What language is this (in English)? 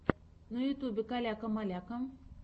Russian